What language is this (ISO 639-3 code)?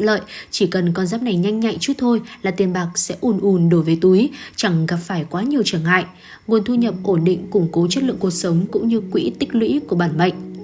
vie